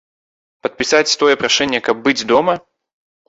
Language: Belarusian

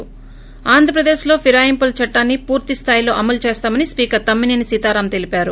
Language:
Telugu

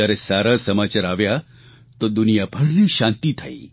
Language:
Gujarati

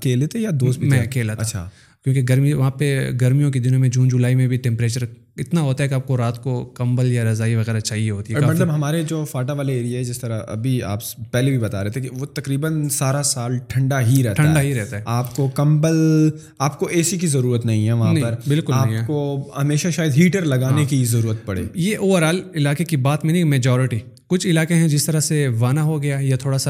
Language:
Urdu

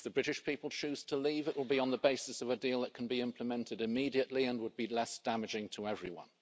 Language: English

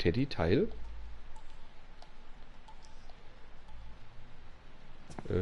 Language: German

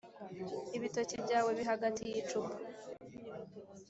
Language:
Kinyarwanda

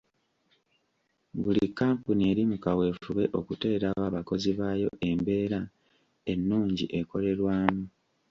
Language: Ganda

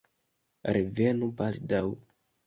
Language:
Esperanto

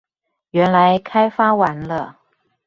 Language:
Chinese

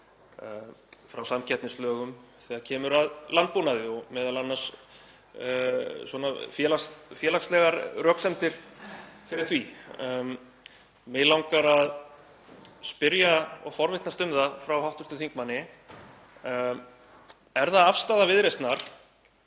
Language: Icelandic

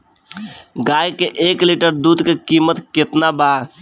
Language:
Bhojpuri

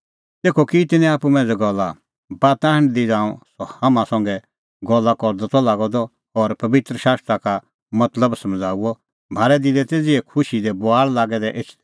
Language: Kullu Pahari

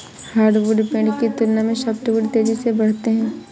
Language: Hindi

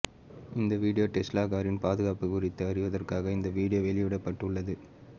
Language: Tamil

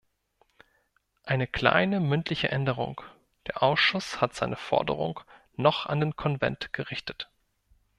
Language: German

